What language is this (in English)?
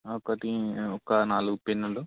Telugu